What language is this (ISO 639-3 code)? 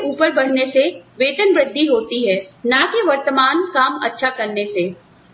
hin